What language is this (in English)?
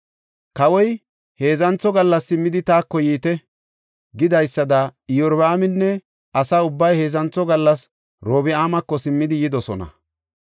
Gofa